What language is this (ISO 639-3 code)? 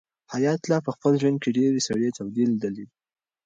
pus